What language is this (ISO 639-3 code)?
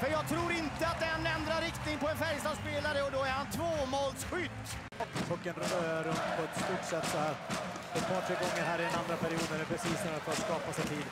swe